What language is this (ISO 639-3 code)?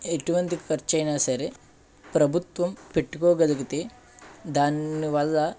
tel